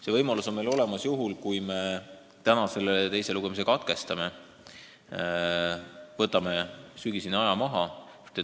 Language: Estonian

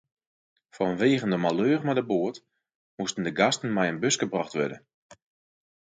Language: Western Frisian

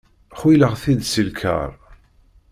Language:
Kabyle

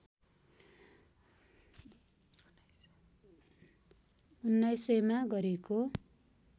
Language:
Nepali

